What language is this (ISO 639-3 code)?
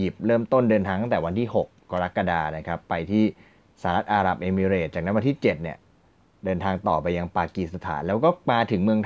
tha